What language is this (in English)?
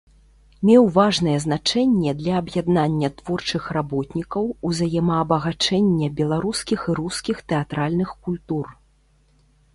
Belarusian